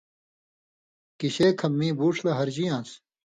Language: Indus Kohistani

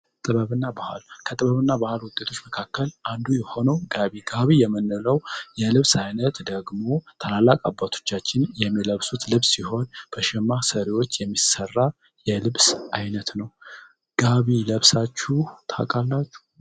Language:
Amharic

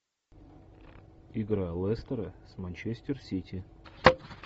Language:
Russian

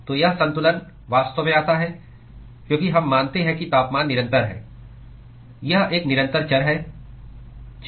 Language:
Hindi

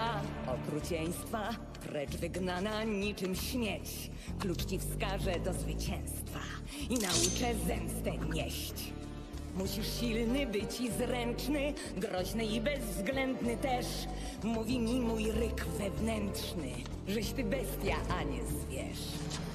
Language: Polish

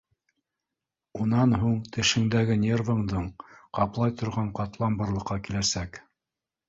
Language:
Bashkir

